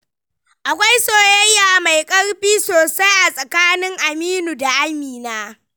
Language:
Hausa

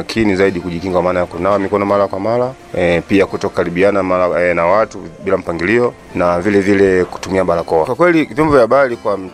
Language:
Swahili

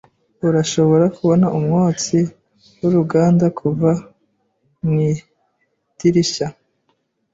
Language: Kinyarwanda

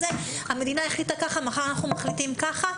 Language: Hebrew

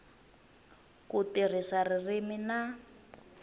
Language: Tsonga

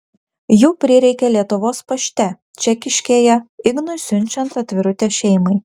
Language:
Lithuanian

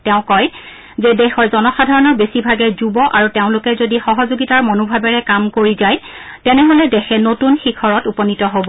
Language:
Assamese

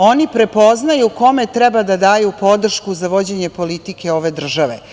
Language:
Serbian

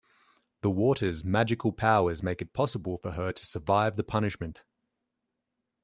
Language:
English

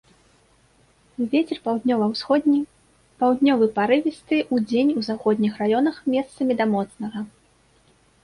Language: Belarusian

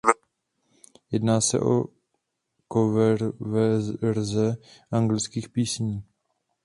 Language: Czech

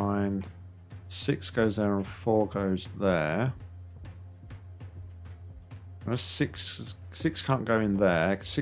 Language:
English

